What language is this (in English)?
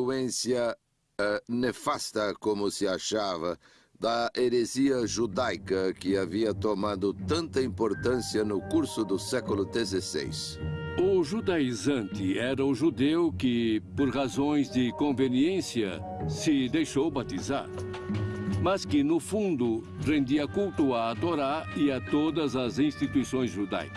Portuguese